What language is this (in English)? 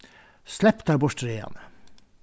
Faroese